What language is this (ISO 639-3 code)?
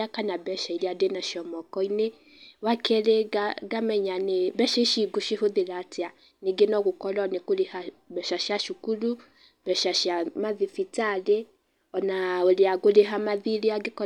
kik